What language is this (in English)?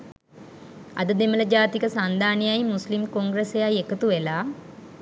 Sinhala